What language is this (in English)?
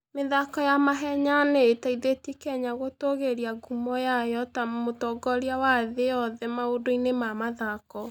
Kikuyu